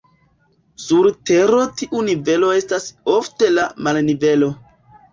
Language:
Esperanto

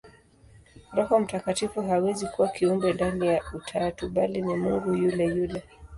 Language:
Swahili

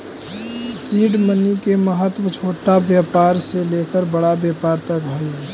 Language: Magahi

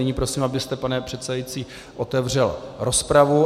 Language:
Czech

